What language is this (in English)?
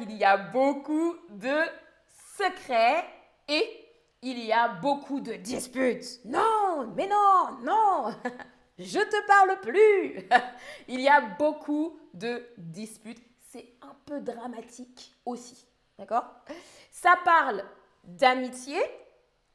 French